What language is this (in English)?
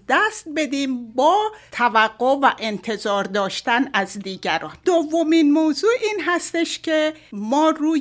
Persian